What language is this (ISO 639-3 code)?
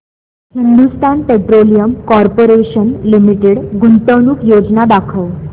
mar